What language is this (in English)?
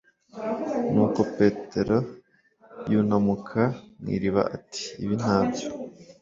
Kinyarwanda